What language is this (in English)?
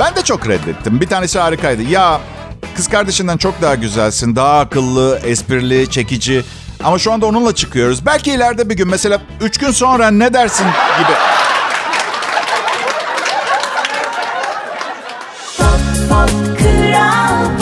Turkish